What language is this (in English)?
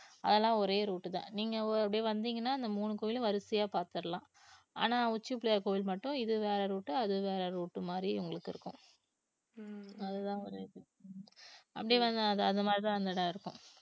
Tamil